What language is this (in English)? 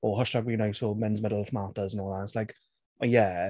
English